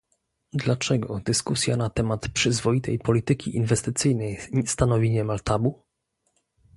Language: Polish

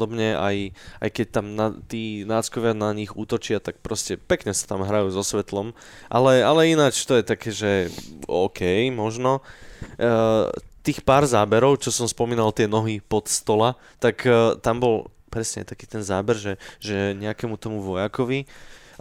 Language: Slovak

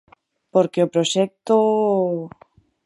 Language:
Galician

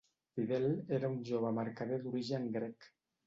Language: Catalan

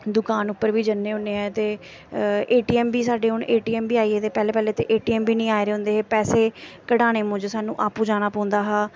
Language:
Dogri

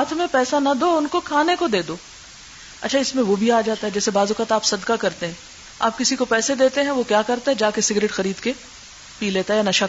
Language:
Urdu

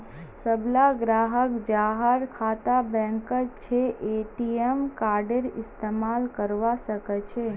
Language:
Magahi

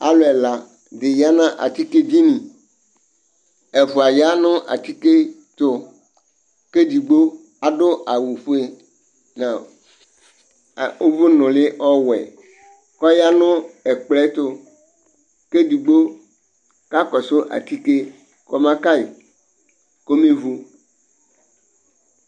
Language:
Ikposo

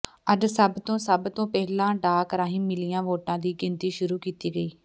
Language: Punjabi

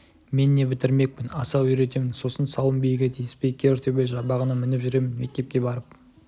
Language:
Kazakh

